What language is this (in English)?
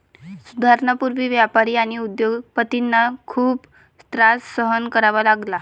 Marathi